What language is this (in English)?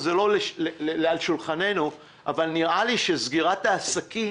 Hebrew